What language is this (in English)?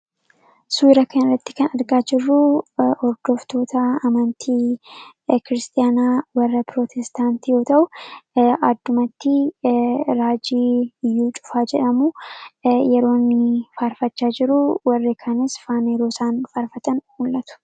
Oromo